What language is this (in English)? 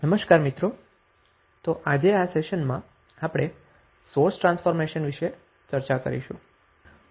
Gujarati